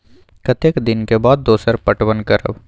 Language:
Maithili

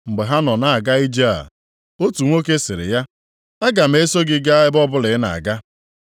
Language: Igbo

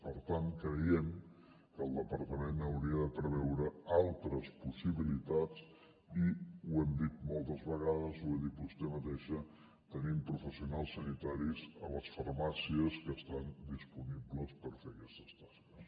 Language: Catalan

